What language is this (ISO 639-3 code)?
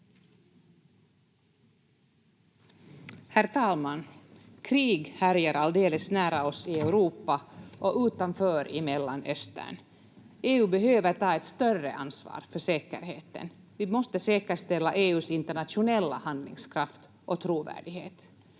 fin